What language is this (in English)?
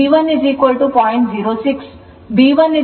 Kannada